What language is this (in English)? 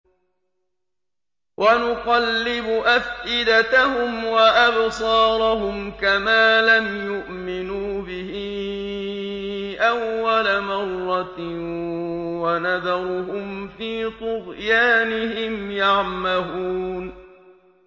Arabic